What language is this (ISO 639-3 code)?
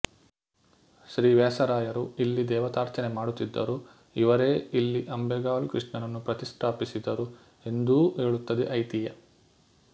kan